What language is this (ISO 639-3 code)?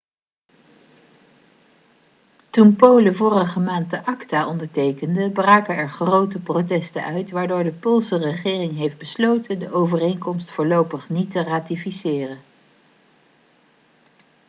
nld